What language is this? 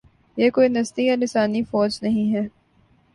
Urdu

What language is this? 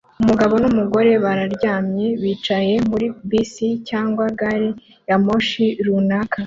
Kinyarwanda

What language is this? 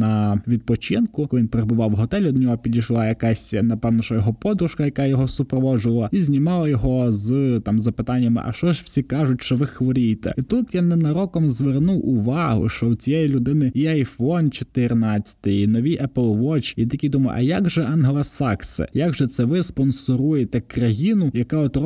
Ukrainian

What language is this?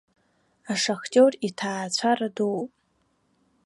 Abkhazian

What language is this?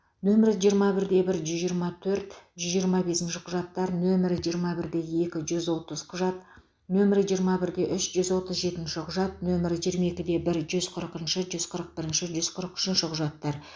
Kazakh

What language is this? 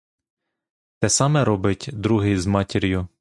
Ukrainian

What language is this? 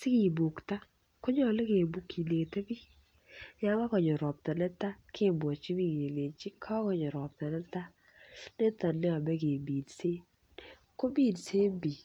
Kalenjin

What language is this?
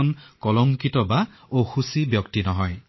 Assamese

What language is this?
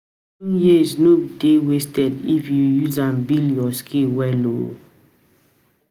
Nigerian Pidgin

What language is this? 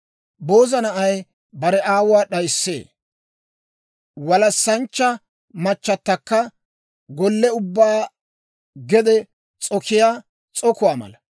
Dawro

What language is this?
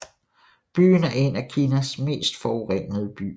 Danish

